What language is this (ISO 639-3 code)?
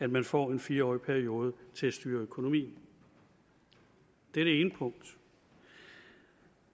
dan